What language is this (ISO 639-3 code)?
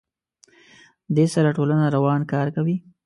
pus